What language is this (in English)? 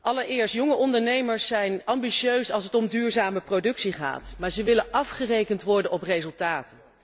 Dutch